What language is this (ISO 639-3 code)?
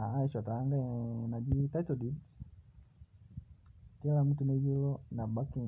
mas